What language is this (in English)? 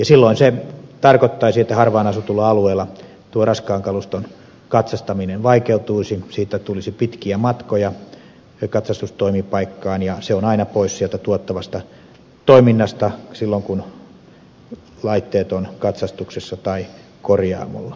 Finnish